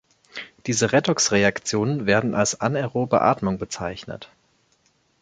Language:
German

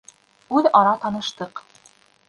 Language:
Bashkir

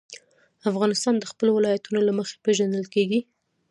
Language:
Pashto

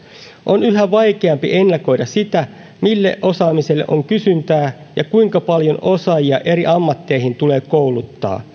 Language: Finnish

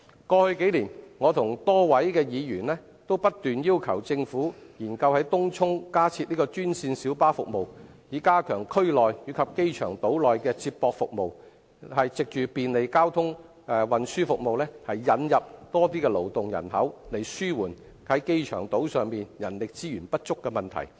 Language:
Cantonese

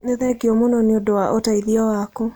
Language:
Kikuyu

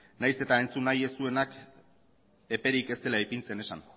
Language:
Basque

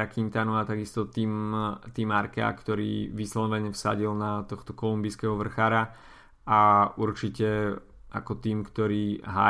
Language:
Slovak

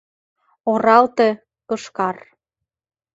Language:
Mari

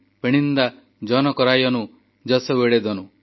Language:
Odia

